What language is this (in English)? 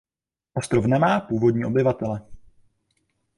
Czech